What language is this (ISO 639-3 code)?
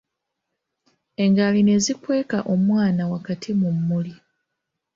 lug